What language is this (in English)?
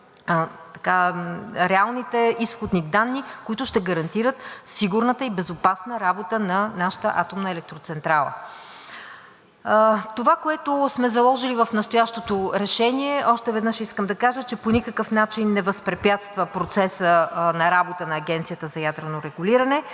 Bulgarian